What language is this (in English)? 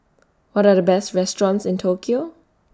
English